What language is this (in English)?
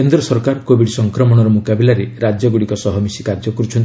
Odia